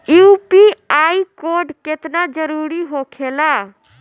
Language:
Bhojpuri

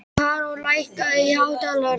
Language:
Icelandic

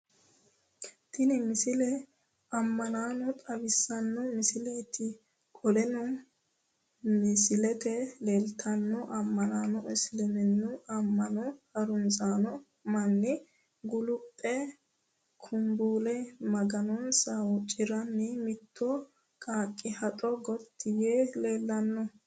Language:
Sidamo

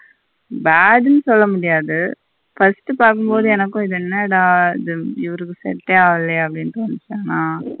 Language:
Tamil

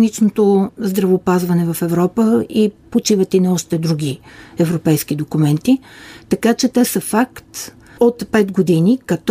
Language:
Bulgarian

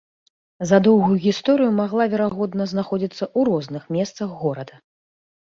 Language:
Belarusian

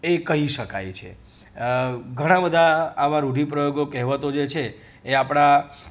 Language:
Gujarati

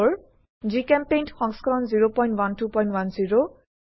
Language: Assamese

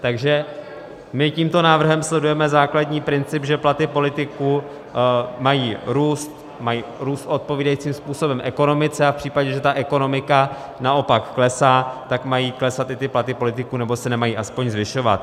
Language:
Czech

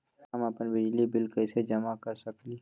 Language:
Magahi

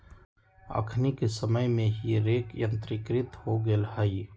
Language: Magahi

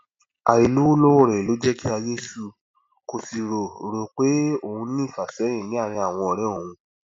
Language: Yoruba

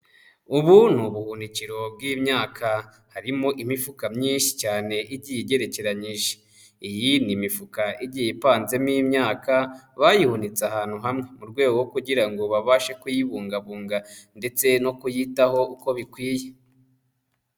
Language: Kinyarwanda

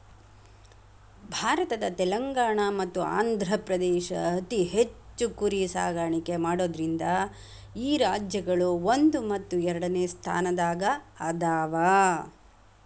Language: Kannada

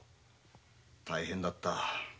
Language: Japanese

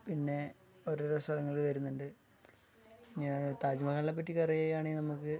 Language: Malayalam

